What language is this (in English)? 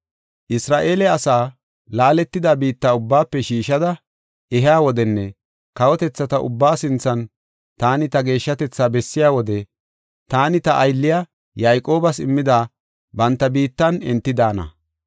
Gofa